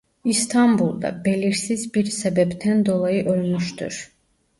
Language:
Turkish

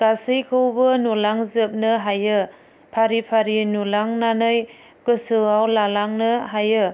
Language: Bodo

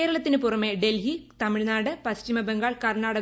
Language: Malayalam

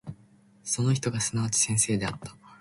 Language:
Japanese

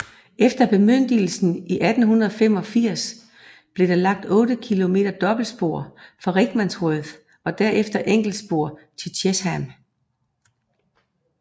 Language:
Danish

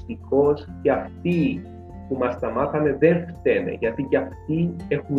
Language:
Greek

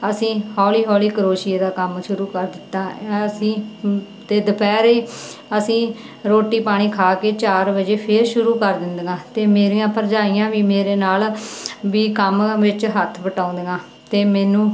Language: Punjabi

